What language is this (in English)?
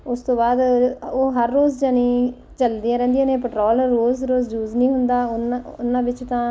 Punjabi